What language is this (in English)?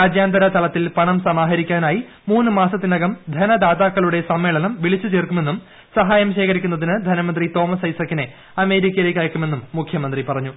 Malayalam